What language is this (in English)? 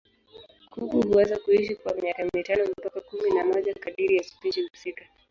Swahili